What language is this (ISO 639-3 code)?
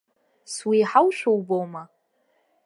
abk